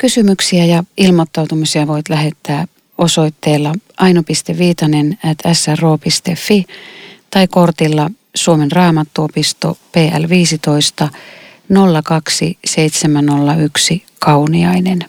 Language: Finnish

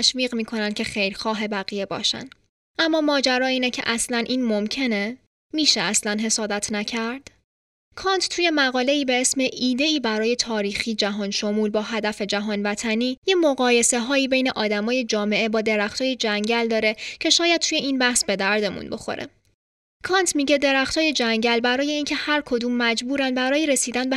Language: Persian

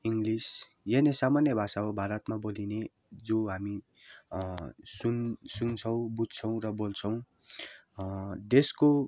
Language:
Nepali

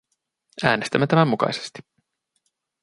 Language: Finnish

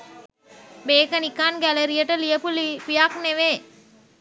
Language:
Sinhala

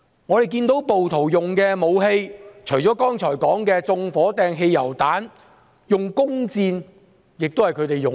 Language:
Cantonese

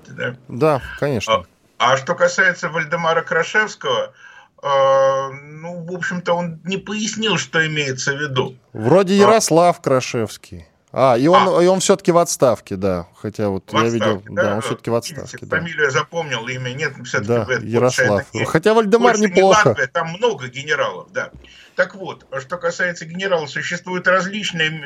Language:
Russian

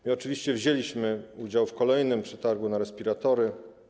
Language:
Polish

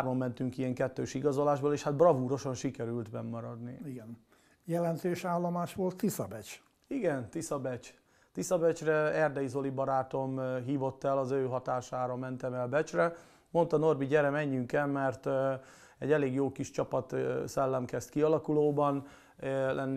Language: Hungarian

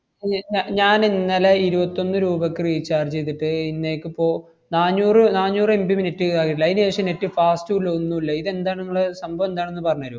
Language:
Malayalam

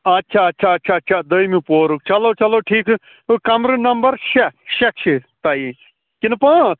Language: Kashmiri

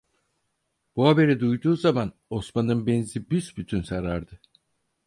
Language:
Turkish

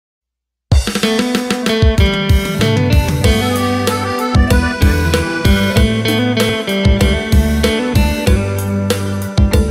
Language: Thai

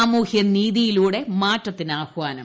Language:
Malayalam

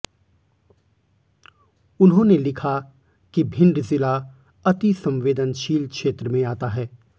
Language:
Hindi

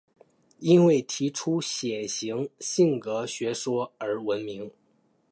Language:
Chinese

